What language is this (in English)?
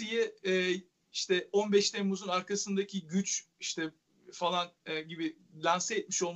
Turkish